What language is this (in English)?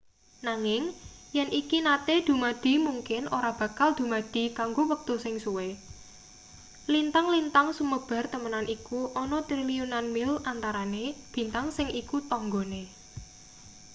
Javanese